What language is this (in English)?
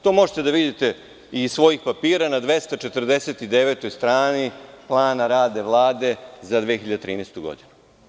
Serbian